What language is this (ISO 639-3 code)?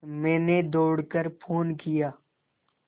hin